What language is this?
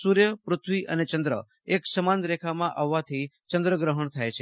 Gujarati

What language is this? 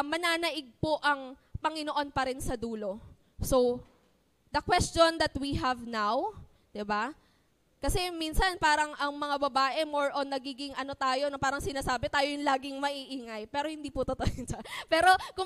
Filipino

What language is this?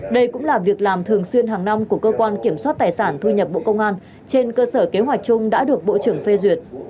Vietnamese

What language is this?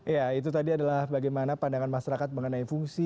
Indonesian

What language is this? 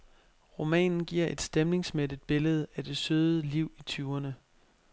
Danish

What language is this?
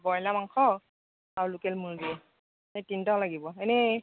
Assamese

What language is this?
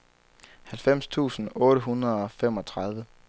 Danish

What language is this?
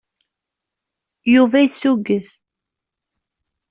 Kabyle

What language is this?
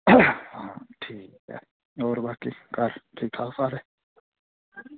Dogri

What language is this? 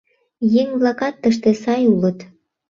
Mari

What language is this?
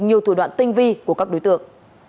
Vietnamese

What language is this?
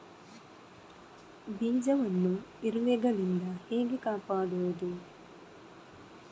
Kannada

